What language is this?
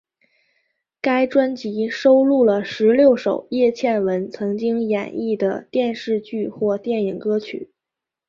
Chinese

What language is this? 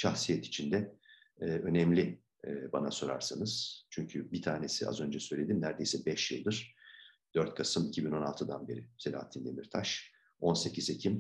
Turkish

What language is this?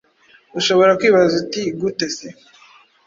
Kinyarwanda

